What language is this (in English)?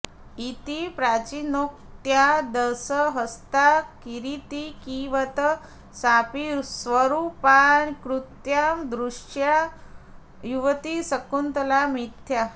Sanskrit